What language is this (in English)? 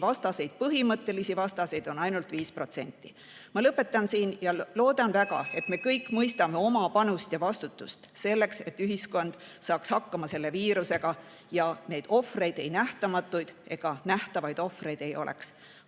Estonian